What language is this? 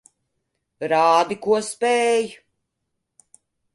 Latvian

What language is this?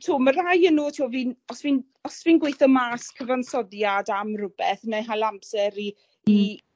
Welsh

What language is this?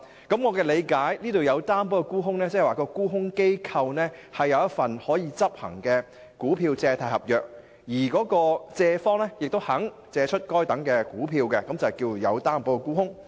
Cantonese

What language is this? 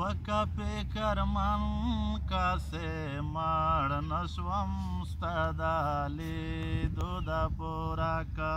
Romanian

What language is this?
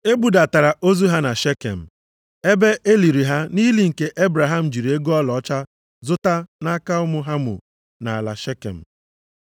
Igbo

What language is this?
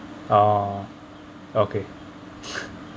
English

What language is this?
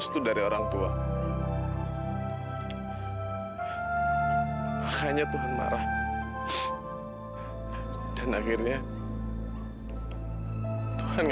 Indonesian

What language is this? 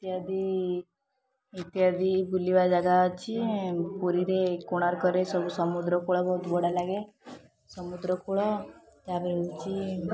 Odia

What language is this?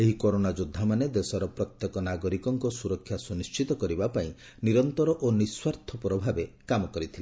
Odia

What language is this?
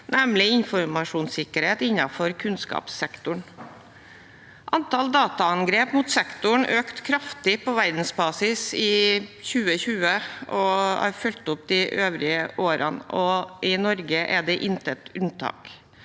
Norwegian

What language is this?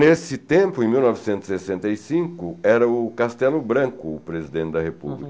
Portuguese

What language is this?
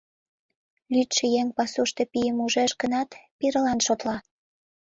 Mari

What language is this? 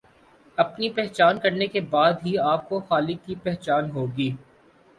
Urdu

